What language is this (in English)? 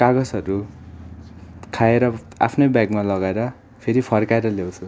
Nepali